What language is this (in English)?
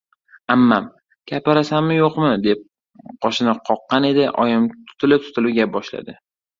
Uzbek